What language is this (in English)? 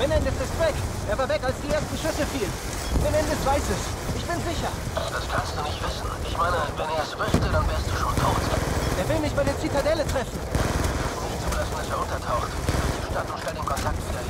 German